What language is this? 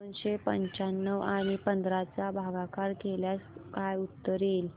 Marathi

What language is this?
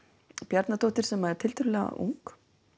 Icelandic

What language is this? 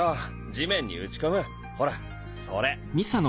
Japanese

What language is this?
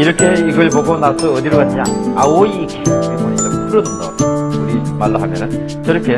Korean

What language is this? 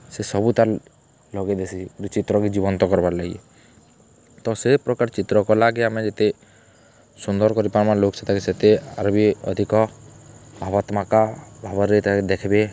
Odia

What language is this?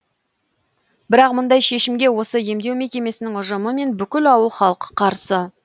Kazakh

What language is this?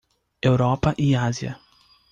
Portuguese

